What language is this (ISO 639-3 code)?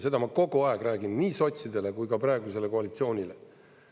est